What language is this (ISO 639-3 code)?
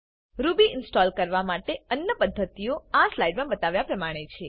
guj